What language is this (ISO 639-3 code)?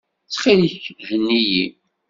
kab